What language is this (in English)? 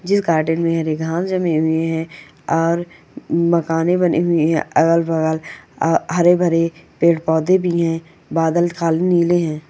Magahi